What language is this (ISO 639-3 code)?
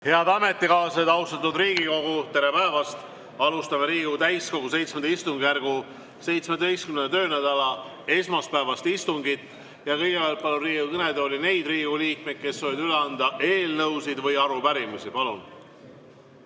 est